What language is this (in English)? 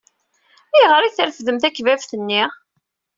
Kabyle